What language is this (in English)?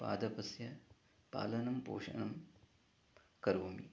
Sanskrit